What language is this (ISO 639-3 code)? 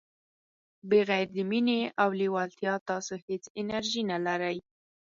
pus